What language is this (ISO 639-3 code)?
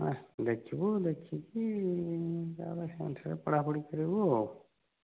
ori